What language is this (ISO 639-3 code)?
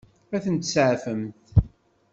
kab